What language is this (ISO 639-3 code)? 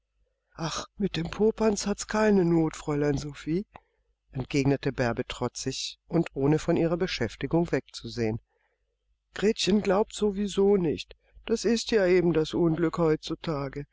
deu